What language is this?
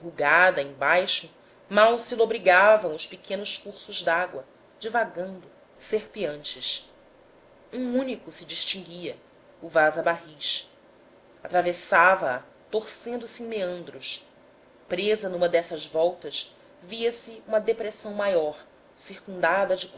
Portuguese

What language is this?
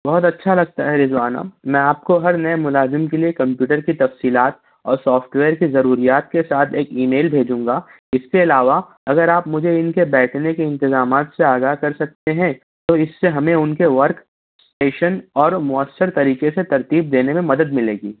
Urdu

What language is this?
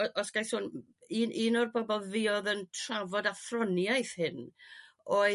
Welsh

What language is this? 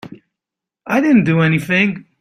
English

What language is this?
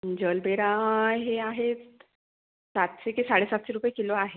Marathi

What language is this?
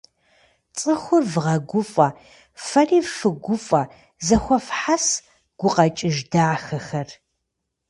Kabardian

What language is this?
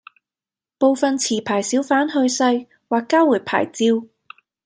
Cantonese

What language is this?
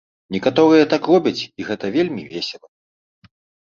Belarusian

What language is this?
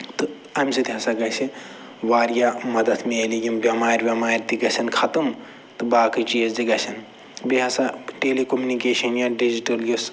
Kashmiri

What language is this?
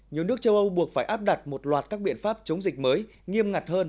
Vietnamese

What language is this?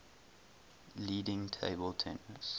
English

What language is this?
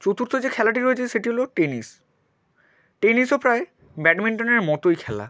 Bangla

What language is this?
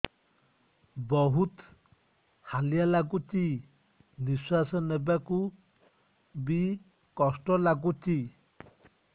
Odia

